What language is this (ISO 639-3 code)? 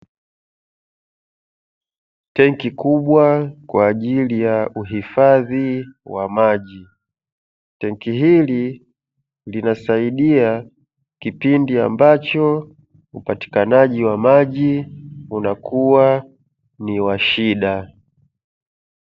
swa